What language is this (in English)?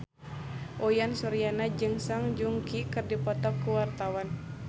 Sundanese